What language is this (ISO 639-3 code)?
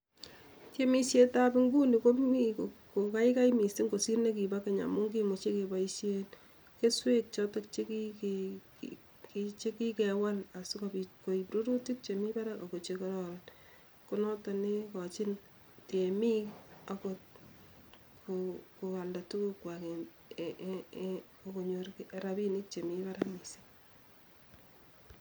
kln